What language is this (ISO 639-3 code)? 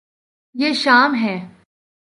urd